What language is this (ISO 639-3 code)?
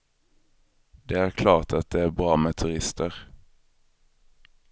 swe